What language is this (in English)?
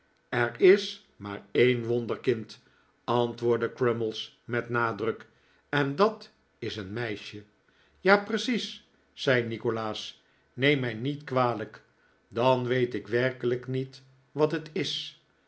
Dutch